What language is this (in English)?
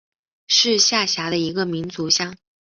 Chinese